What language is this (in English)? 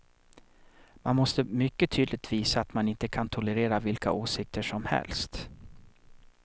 Swedish